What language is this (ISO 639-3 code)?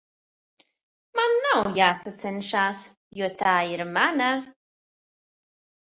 lav